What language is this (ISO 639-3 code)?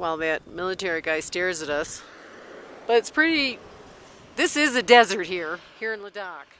eng